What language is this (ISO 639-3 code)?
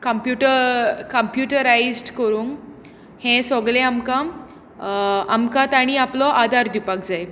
kok